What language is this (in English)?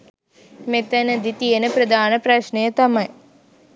Sinhala